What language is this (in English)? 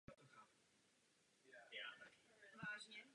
Czech